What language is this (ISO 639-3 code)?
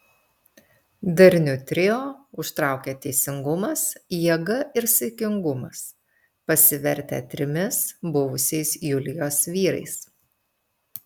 lit